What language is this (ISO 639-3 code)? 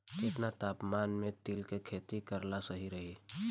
bho